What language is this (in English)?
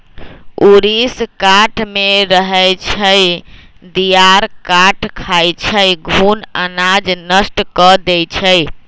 Magahi